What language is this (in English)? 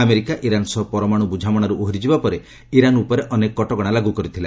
Odia